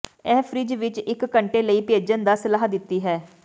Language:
Punjabi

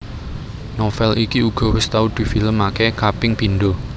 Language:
Javanese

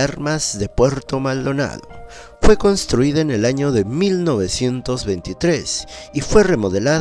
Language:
Spanish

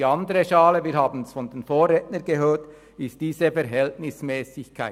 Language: Swiss German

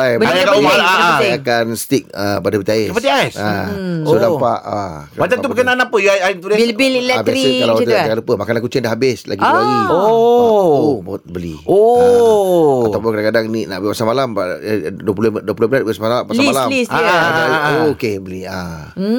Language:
Malay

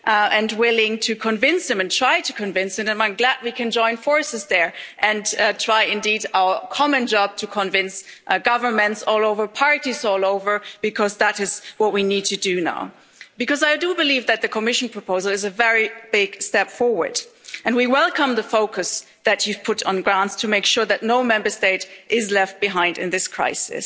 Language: English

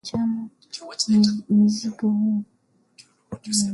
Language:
Swahili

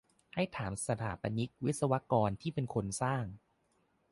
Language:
Thai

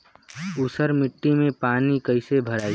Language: Bhojpuri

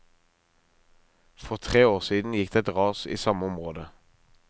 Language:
Norwegian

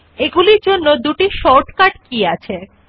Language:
Bangla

